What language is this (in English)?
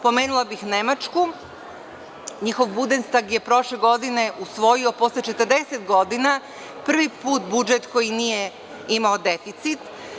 Serbian